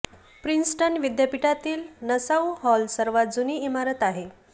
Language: Marathi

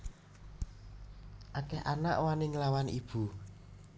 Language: Javanese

